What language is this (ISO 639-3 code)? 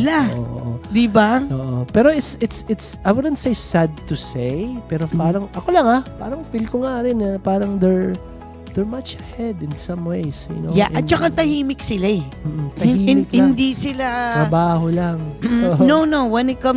fil